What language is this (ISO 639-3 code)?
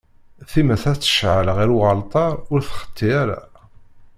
kab